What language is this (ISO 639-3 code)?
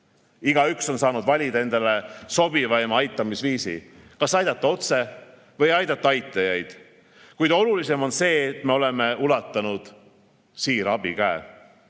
est